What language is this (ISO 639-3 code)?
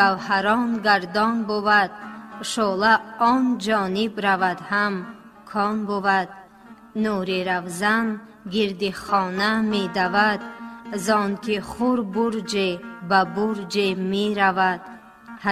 fas